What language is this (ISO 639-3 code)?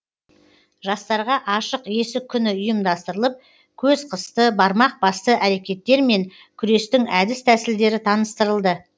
kaz